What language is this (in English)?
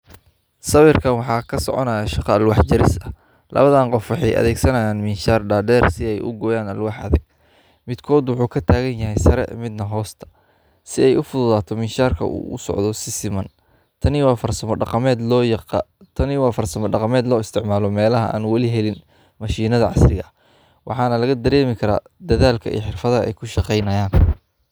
Somali